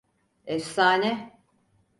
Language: Turkish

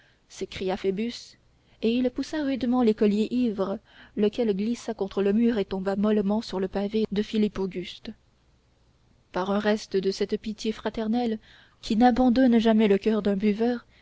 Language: French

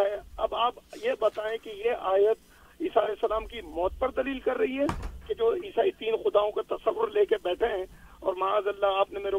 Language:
Urdu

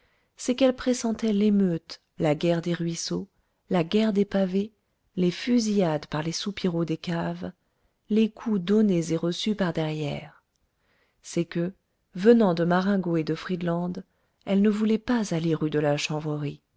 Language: French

